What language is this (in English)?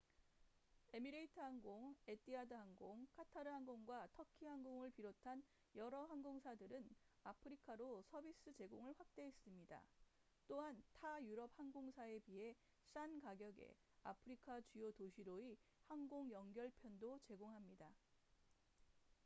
Korean